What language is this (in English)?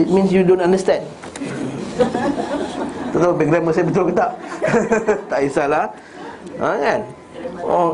Malay